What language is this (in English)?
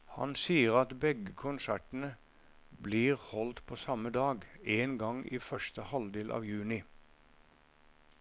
Norwegian